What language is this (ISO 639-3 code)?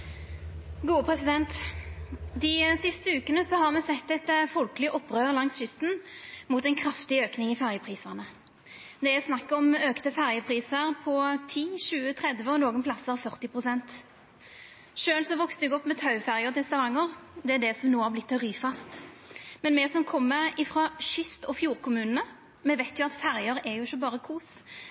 nno